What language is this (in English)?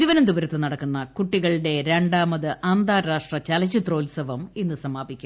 Malayalam